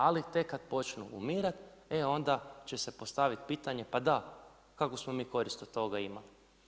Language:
Croatian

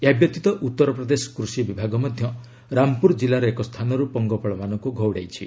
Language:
Odia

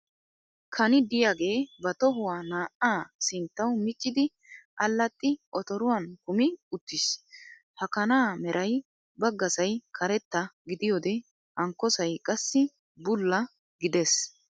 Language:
Wolaytta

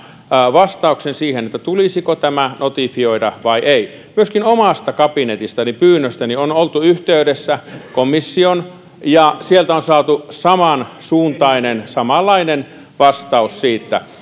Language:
Finnish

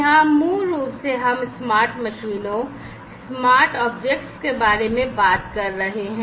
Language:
Hindi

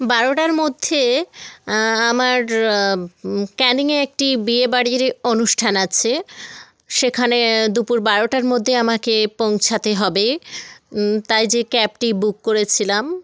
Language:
Bangla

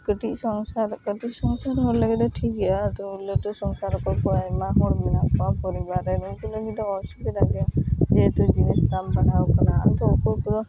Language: Santali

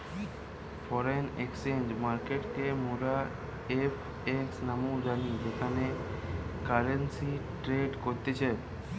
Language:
Bangla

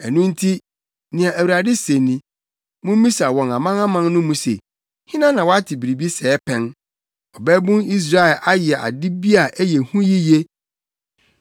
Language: Akan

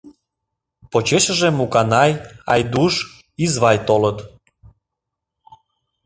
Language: Mari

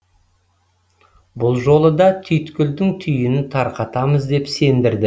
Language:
Kazakh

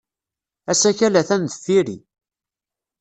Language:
Kabyle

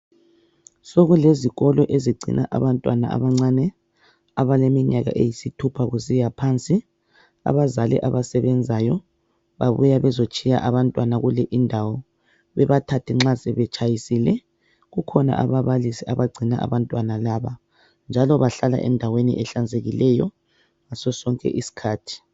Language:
North Ndebele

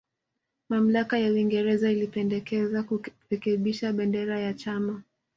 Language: Swahili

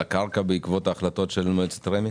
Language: Hebrew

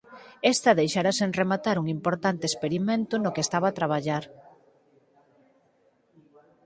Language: Galician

